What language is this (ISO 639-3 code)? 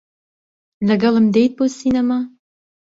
ckb